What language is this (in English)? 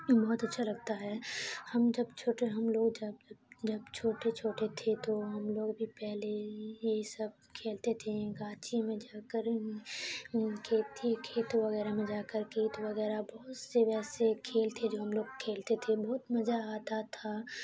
Urdu